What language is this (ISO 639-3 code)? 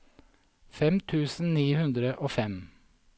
nor